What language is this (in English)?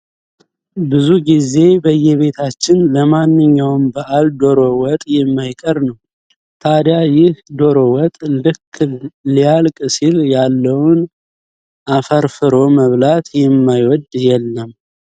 Amharic